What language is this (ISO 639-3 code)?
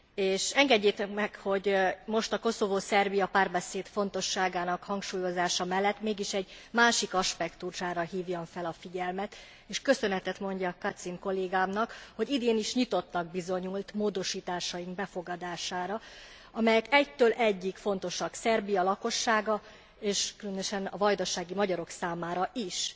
hun